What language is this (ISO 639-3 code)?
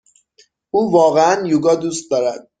fas